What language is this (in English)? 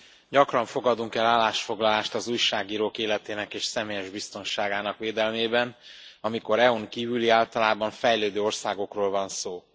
Hungarian